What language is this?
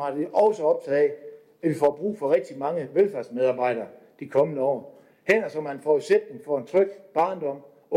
Danish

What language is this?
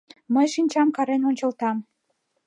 Mari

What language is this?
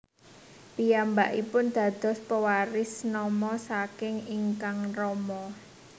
Javanese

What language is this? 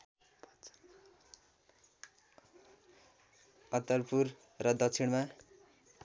Nepali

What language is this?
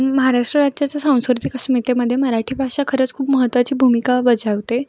Marathi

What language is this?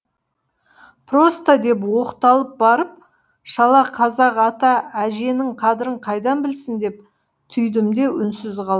Kazakh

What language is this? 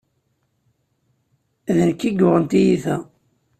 Kabyle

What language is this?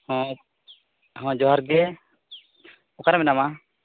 Santali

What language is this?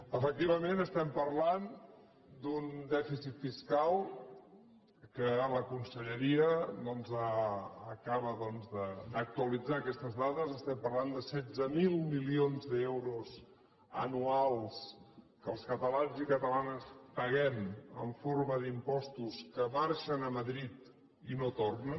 Catalan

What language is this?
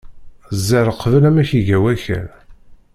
Kabyle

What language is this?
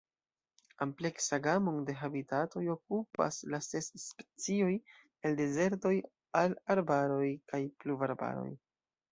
Esperanto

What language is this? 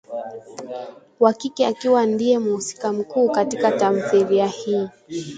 Swahili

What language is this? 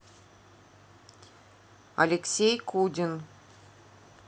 Russian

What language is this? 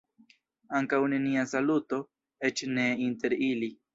Esperanto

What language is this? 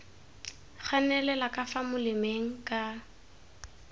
Tswana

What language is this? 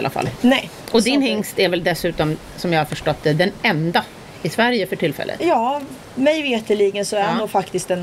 Swedish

